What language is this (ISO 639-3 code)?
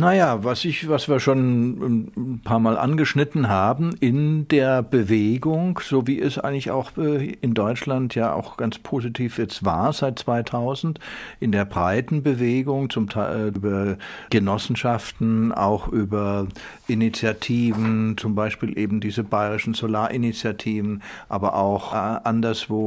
deu